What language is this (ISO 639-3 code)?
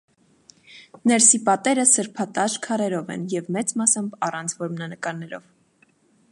hye